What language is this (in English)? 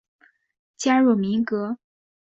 Chinese